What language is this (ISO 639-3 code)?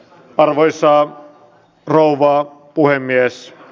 fin